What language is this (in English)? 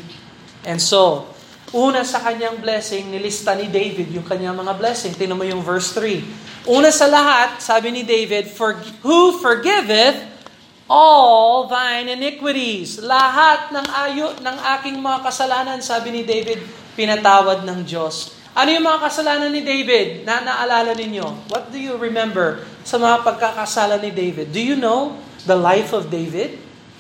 Filipino